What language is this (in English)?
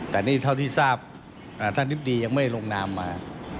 Thai